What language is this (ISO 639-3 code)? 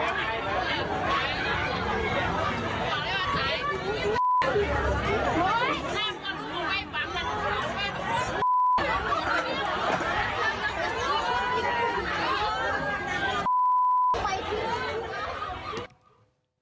tha